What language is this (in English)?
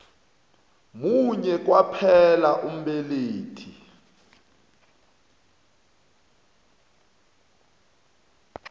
South Ndebele